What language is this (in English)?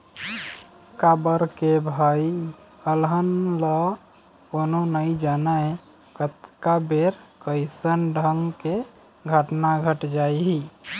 Chhattisgarhi